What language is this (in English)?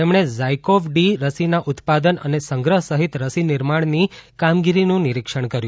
Gujarati